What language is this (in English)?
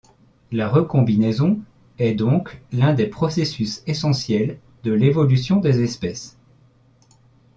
French